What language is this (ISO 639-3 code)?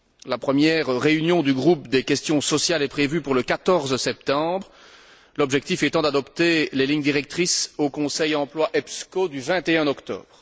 fra